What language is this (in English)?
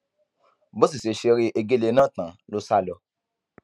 Yoruba